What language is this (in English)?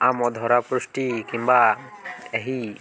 Odia